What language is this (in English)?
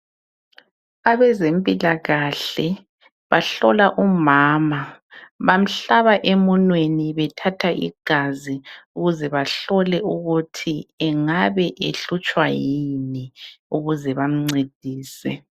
North Ndebele